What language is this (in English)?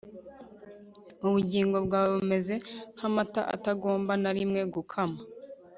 Kinyarwanda